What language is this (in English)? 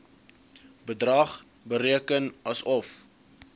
Afrikaans